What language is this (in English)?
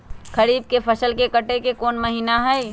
Magahi